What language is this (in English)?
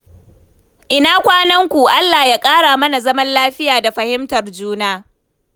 Hausa